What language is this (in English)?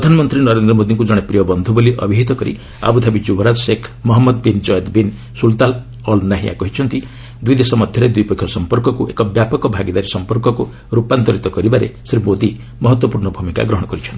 Odia